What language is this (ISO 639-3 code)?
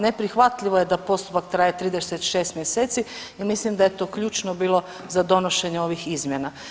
hrv